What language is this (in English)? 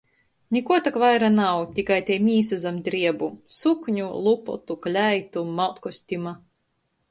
Latgalian